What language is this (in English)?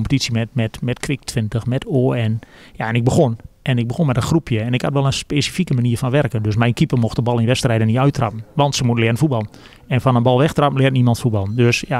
Dutch